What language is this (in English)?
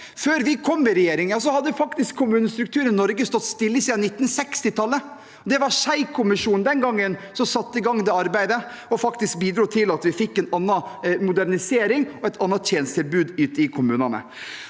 Norwegian